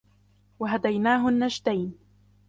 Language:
Arabic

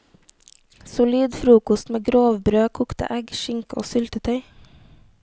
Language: Norwegian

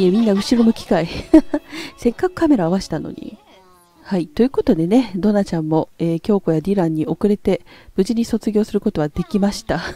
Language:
Japanese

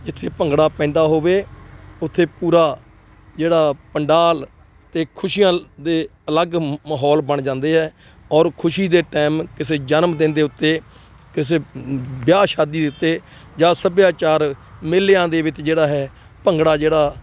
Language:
Punjabi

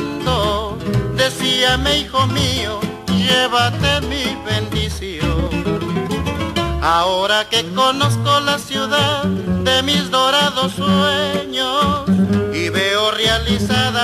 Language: Spanish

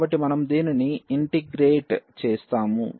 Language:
Telugu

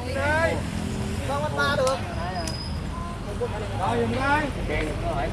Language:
Vietnamese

